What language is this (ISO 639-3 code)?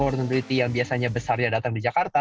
ind